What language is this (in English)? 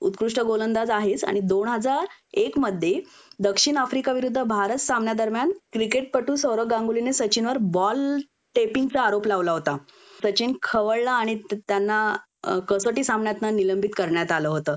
Marathi